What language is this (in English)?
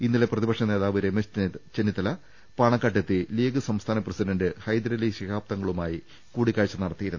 Malayalam